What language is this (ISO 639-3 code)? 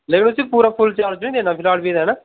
doi